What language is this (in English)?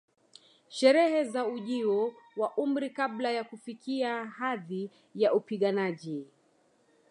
Swahili